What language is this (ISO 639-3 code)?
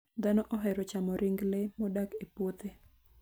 luo